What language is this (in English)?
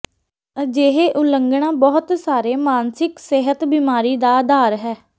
Punjabi